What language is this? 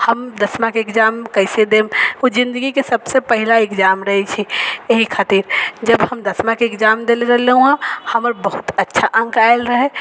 Maithili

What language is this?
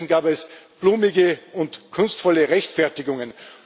German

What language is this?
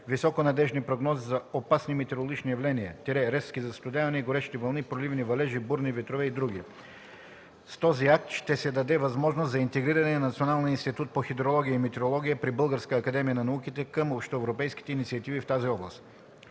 Bulgarian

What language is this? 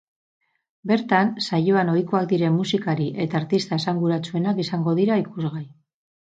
Basque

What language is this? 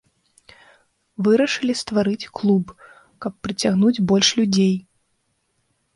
Belarusian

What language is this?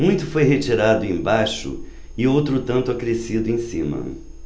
Portuguese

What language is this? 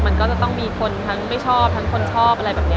Thai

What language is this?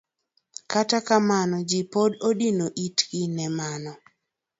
Luo (Kenya and Tanzania)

